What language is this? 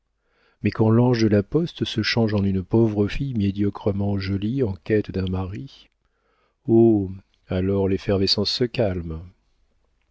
French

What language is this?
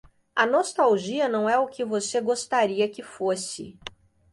Portuguese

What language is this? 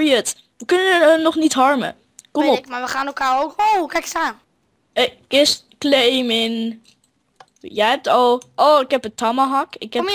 Dutch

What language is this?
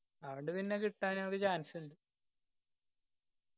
Malayalam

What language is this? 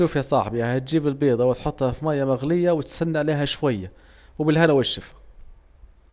Saidi Arabic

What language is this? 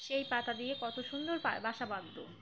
Bangla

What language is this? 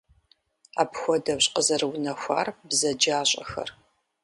Kabardian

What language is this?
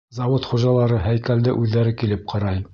Bashkir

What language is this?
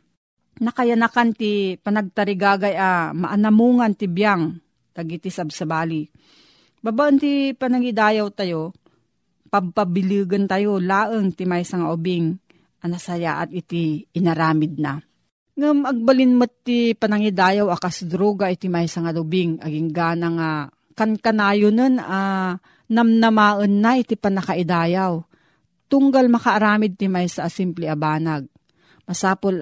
Filipino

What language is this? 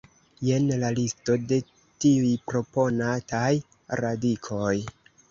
Esperanto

